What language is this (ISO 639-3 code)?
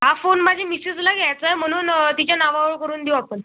mar